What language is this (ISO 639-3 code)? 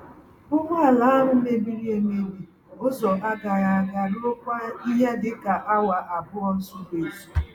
ibo